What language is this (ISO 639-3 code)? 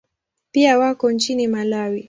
swa